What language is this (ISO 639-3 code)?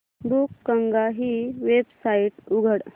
mar